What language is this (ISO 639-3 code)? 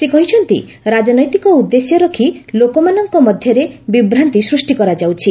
ori